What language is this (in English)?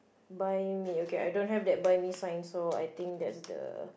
English